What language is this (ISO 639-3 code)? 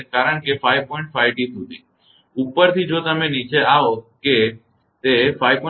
guj